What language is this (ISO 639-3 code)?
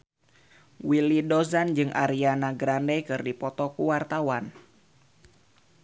sun